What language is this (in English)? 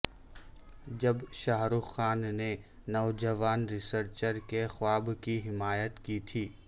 Urdu